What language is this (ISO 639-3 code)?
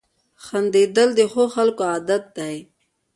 pus